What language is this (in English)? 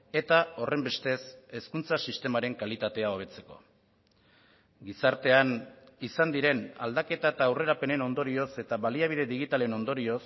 Basque